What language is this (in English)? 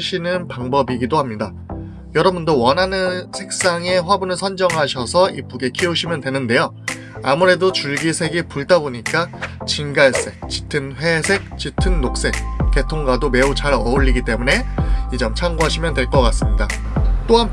Korean